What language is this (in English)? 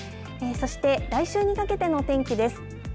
Japanese